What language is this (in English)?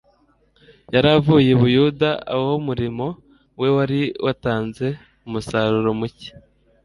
Kinyarwanda